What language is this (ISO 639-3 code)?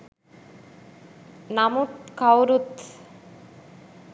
sin